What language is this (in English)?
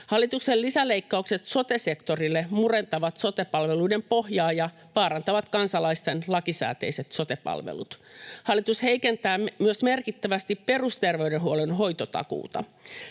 Finnish